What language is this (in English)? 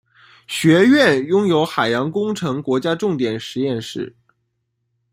Chinese